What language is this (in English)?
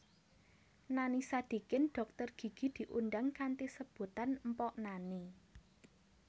Javanese